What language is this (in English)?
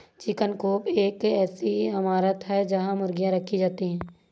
Hindi